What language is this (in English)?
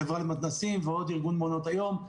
Hebrew